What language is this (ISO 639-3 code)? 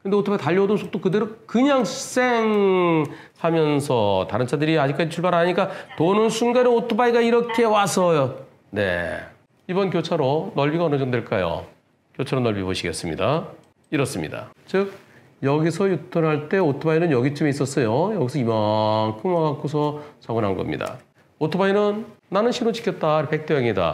kor